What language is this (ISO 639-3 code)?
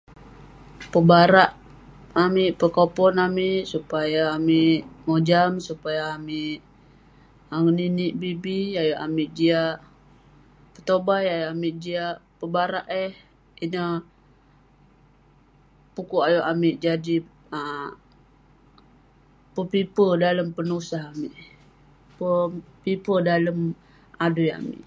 pne